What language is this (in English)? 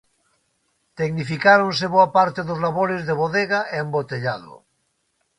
Galician